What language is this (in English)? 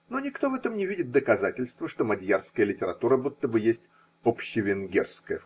Russian